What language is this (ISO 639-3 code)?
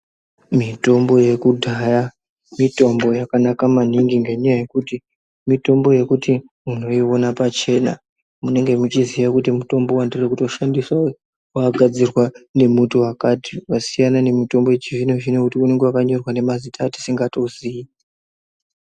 ndc